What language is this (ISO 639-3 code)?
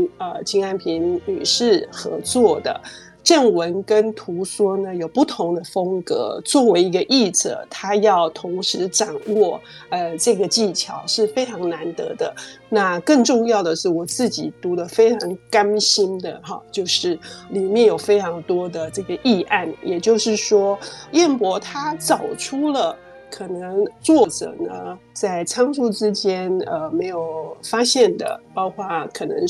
zho